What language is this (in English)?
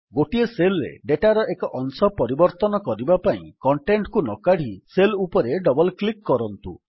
Odia